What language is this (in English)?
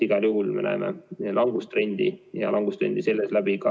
Estonian